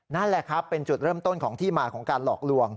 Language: Thai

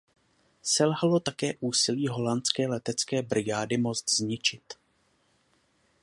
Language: Czech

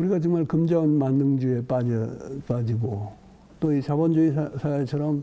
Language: Korean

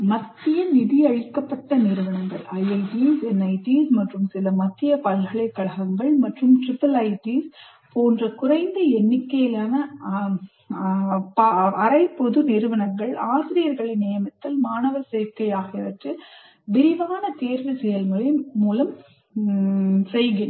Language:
Tamil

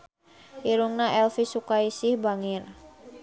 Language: Sundanese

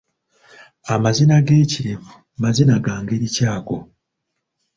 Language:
Ganda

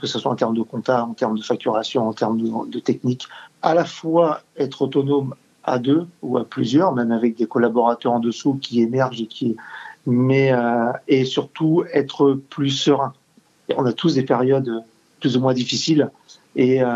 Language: French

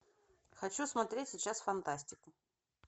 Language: Russian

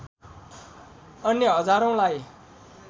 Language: Nepali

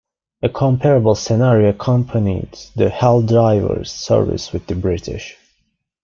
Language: English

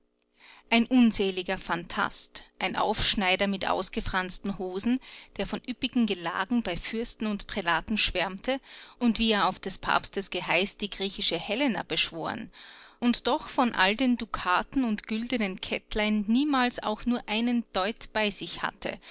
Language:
German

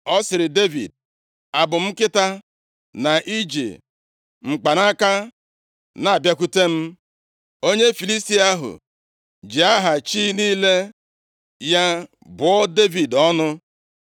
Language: Igbo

